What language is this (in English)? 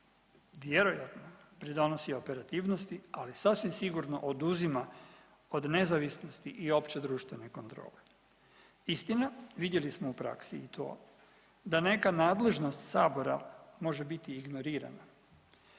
Croatian